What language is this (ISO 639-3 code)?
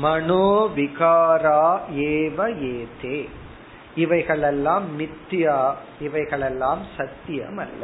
tam